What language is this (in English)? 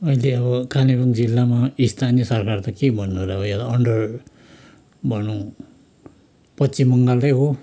Nepali